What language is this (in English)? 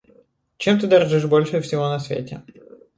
Russian